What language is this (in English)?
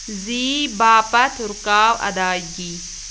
Kashmiri